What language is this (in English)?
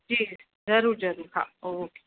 Sindhi